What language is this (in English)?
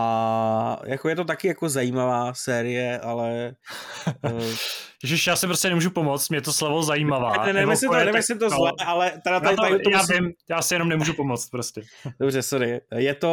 Czech